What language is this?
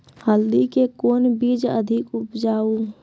Maithili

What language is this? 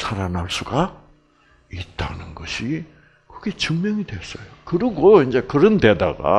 Korean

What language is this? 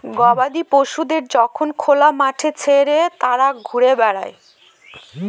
Bangla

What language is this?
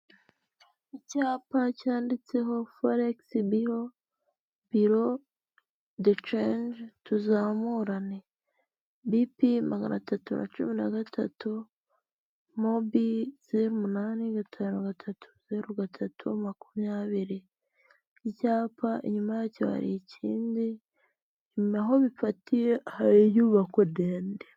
Kinyarwanda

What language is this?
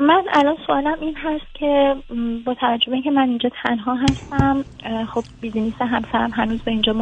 Persian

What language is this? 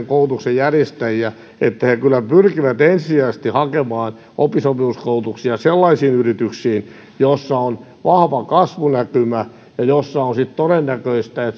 Finnish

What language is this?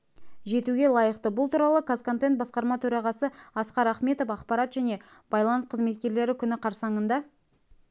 Kazakh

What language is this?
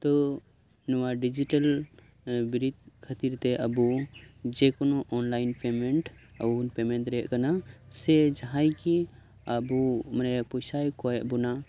Santali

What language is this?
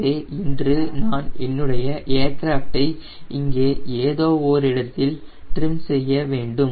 Tamil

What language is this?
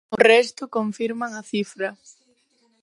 Galician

